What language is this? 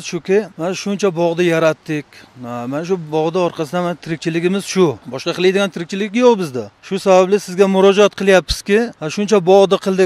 Turkish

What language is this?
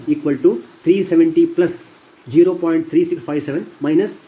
Kannada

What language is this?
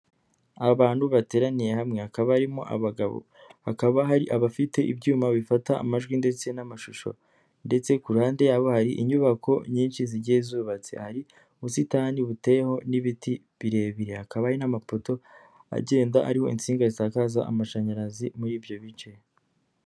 Kinyarwanda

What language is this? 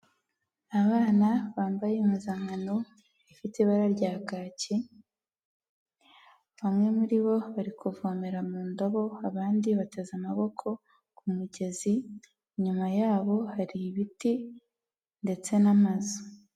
Kinyarwanda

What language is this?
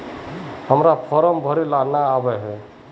Magahi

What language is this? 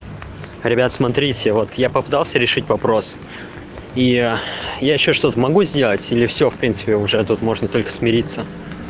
Russian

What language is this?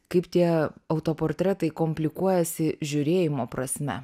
Lithuanian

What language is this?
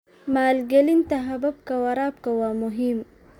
Somali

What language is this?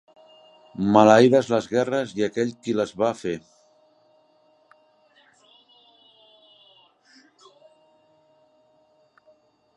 Catalan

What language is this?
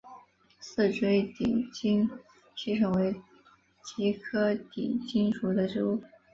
Chinese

